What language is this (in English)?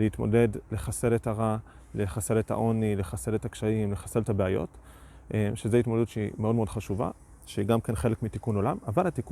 Hebrew